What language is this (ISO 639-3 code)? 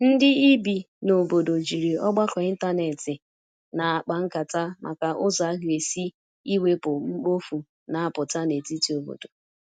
ibo